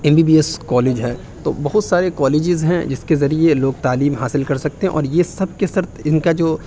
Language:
Urdu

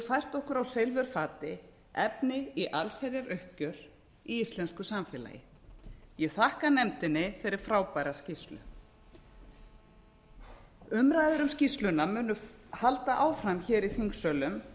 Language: Icelandic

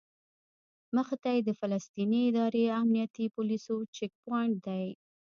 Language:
Pashto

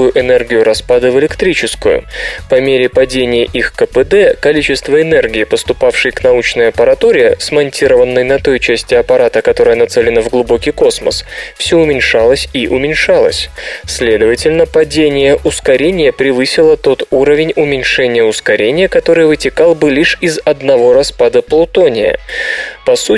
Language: Russian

